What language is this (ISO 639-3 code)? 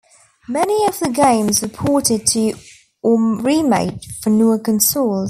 eng